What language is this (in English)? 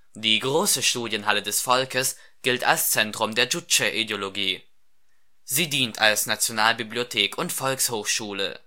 German